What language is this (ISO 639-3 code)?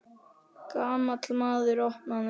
isl